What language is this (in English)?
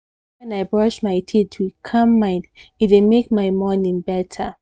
Nigerian Pidgin